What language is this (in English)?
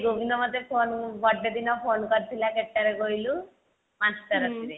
Odia